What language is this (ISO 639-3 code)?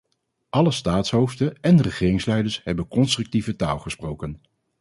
nld